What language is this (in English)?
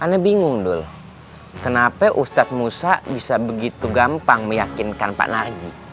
Indonesian